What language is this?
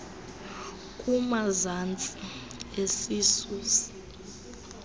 Xhosa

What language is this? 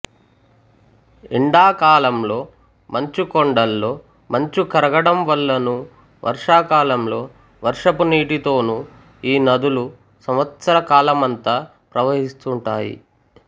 Telugu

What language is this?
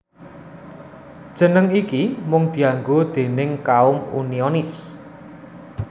Javanese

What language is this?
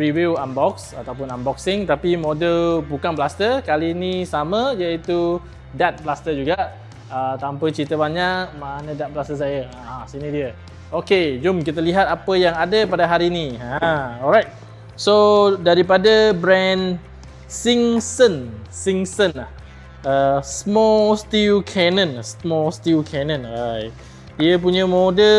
Malay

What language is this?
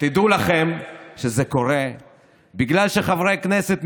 Hebrew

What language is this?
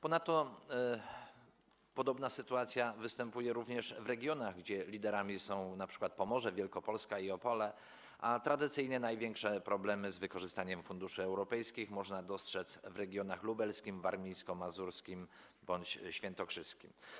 Polish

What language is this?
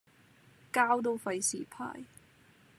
Cantonese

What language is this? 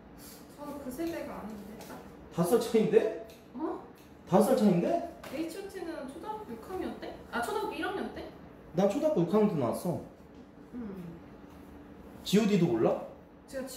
Korean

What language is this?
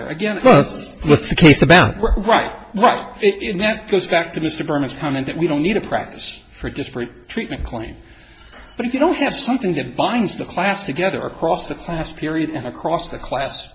English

